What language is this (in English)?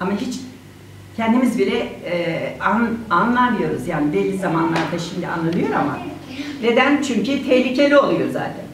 Turkish